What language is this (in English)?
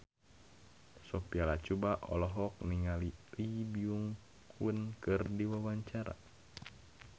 Sundanese